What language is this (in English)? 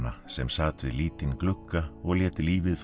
Icelandic